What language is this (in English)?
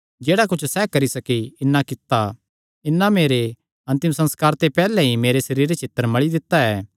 Kangri